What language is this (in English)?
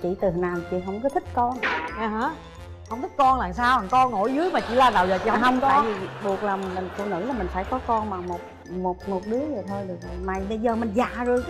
Vietnamese